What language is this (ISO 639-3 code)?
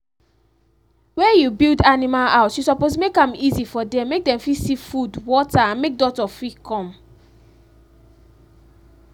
pcm